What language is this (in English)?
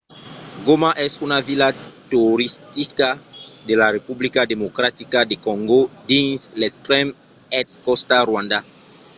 Occitan